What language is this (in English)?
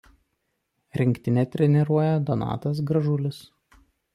Lithuanian